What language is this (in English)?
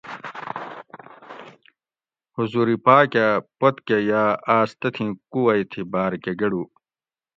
Gawri